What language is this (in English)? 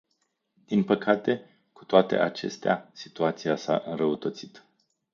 Romanian